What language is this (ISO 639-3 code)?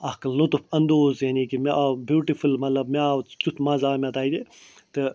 kas